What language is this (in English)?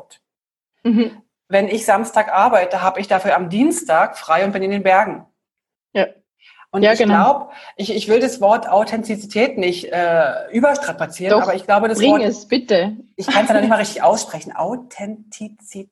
German